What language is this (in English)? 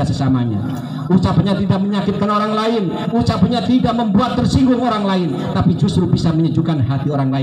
Indonesian